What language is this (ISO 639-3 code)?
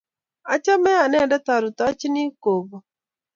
kln